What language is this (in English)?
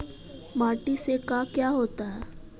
Magahi